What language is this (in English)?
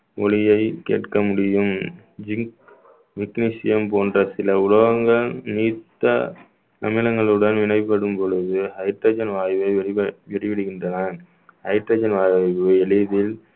Tamil